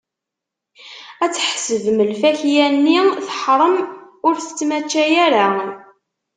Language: Kabyle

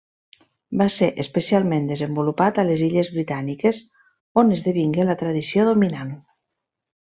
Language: Catalan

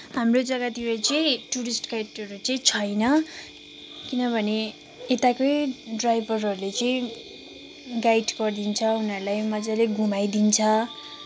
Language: Nepali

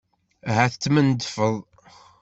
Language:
Kabyle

